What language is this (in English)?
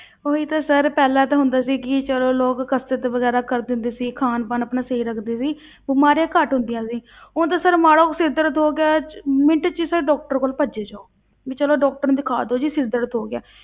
Punjabi